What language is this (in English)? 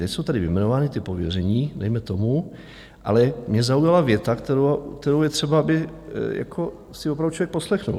Czech